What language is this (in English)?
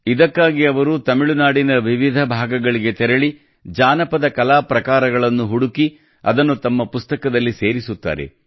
Kannada